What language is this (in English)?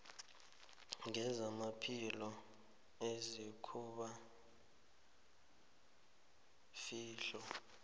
South Ndebele